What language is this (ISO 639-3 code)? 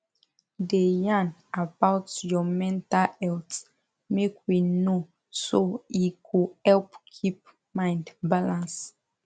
pcm